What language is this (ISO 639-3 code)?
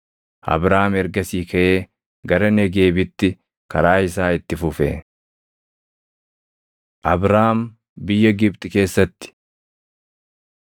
orm